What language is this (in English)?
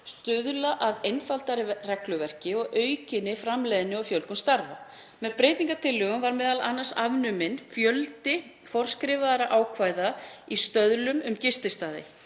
Icelandic